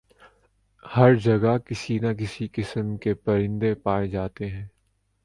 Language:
Urdu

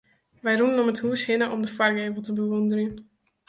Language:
Western Frisian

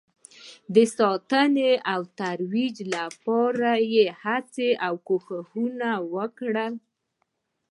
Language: Pashto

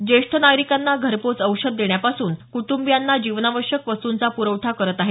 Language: Marathi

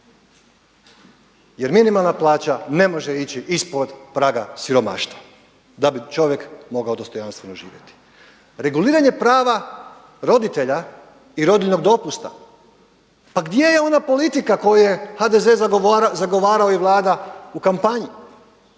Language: Croatian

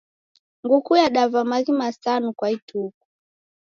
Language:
Taita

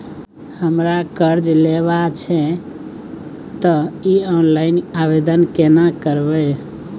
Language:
Maithili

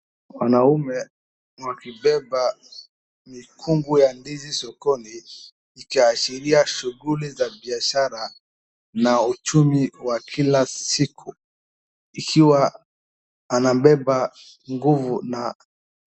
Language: Swahili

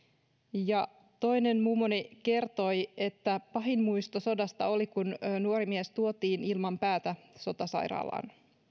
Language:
Finnish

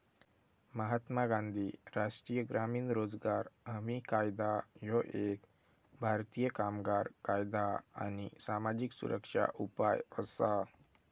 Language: Marathi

